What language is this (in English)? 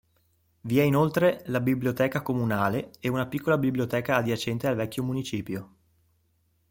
Italian